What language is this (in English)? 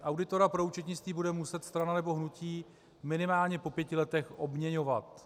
Czech